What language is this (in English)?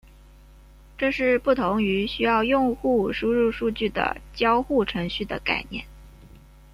Chinese